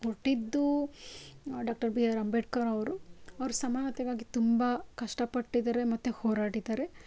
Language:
Kannada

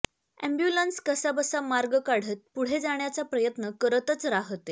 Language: Marathi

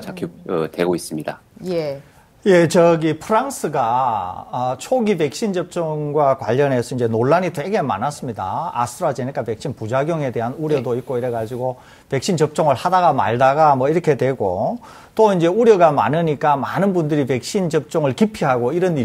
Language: Korean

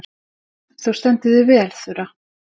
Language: Icelandic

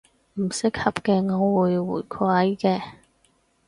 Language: Cantonese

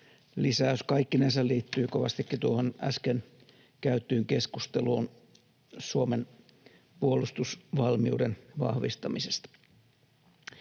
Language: Finnish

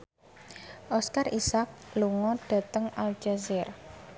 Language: Javanese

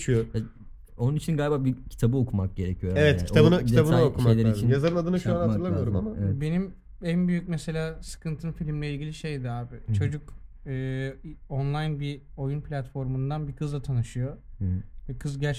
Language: Turkish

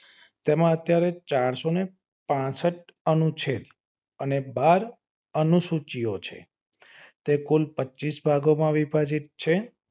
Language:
Gujarati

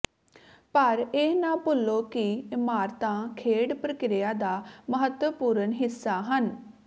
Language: Punjabi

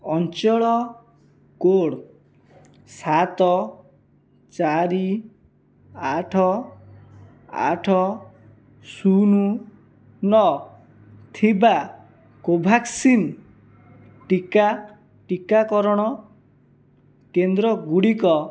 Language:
Odia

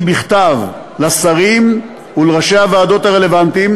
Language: Hebrew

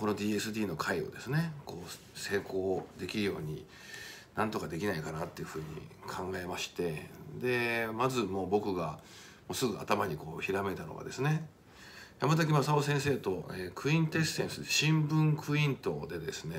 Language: Japanese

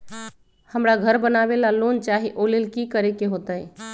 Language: Magahi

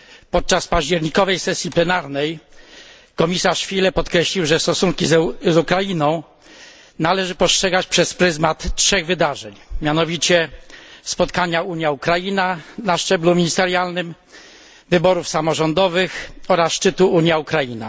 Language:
Polish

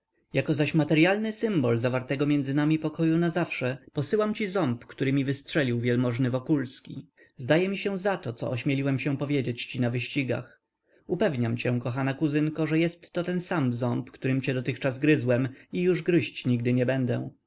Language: Polish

